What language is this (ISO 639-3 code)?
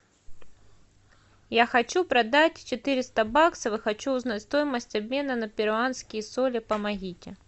rus